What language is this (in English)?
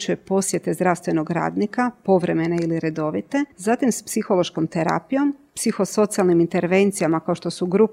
Croatian